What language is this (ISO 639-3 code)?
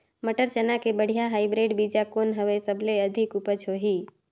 hne